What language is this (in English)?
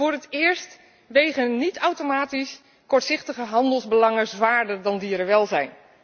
Dutch